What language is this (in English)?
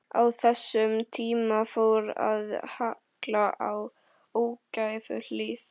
Icelandic